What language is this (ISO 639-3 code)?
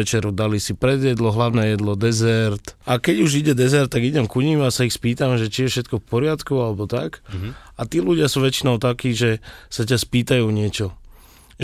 slk